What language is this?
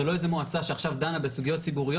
Hebrew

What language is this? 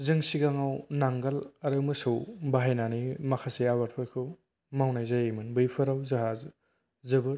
Bodo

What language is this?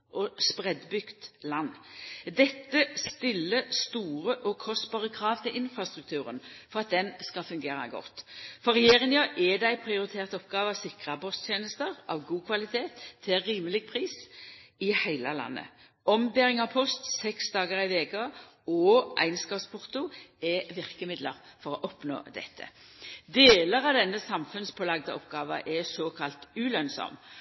Norwegian Nynorsk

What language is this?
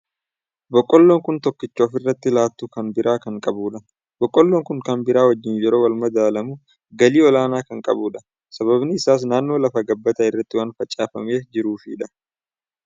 Oromo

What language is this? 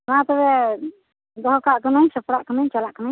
Santali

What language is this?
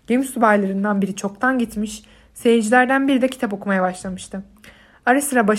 Turkish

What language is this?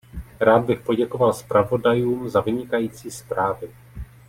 Czech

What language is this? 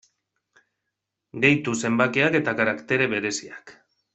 Basque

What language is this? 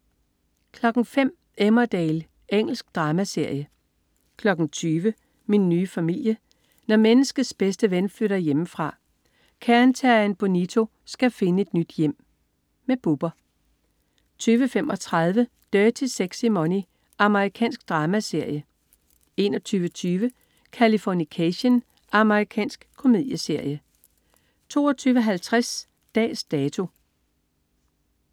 Danish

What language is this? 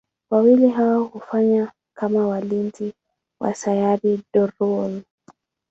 Swahili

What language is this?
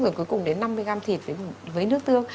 Vietnamese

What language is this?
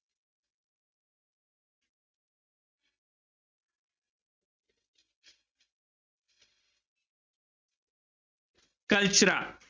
Punjabi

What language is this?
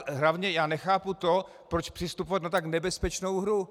Czech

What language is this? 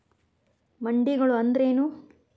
Kannada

